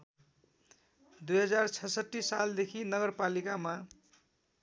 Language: Nepali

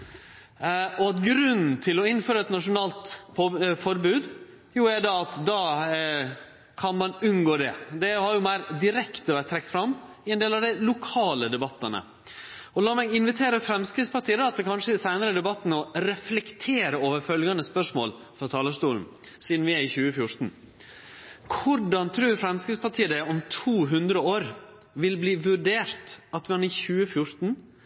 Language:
Norwegian Nynorsk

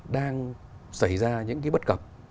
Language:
Vietnamese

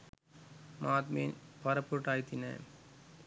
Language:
Sinhala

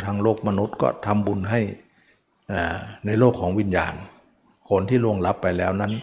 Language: Thai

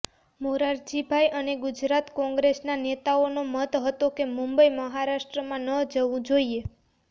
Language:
Gujarati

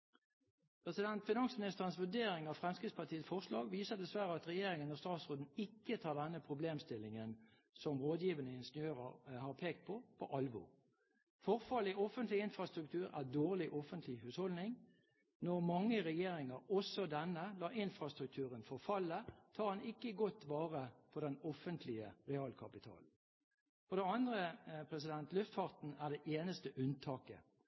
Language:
Norwegian Bokmål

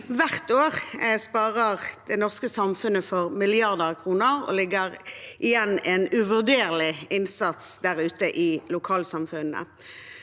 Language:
Norwegian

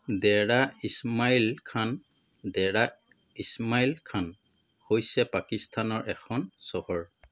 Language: Assamese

